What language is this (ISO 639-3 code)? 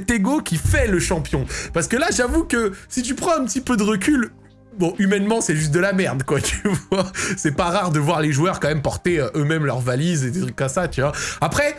fra